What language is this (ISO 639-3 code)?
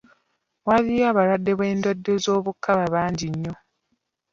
lug